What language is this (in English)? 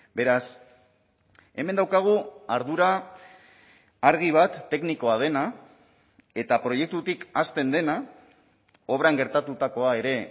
Basque